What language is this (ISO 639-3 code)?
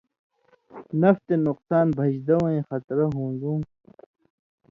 mvy